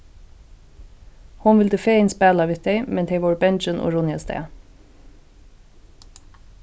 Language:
Faroese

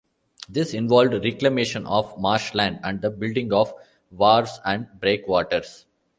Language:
English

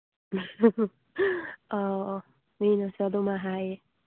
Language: Manipuri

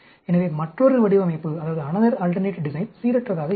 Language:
Tamil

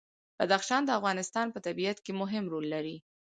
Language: Pashto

